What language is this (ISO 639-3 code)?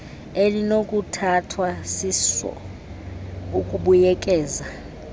xho